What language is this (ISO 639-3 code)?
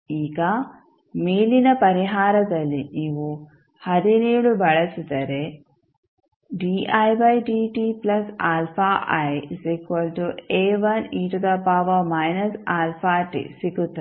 kan